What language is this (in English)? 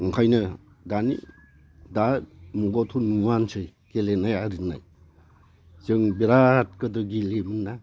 Bodo